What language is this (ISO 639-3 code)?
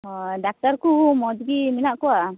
sat